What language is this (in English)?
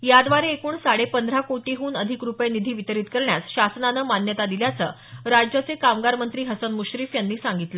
Marathi